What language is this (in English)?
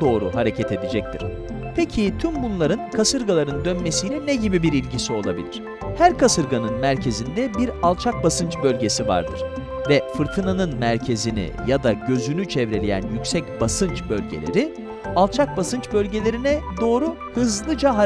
Turkish